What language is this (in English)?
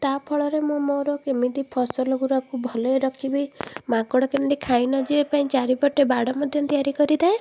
Odia